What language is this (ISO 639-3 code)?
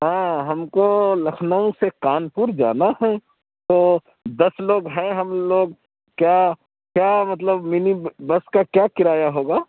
urd